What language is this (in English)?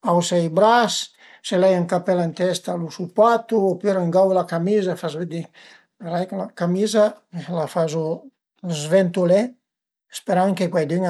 Piedmontese